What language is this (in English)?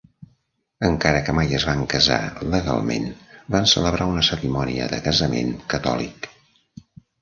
Catalan